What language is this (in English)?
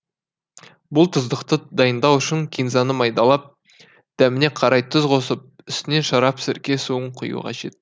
Kazakh